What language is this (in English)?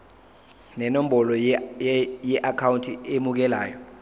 Zulu